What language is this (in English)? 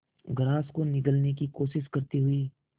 Hindi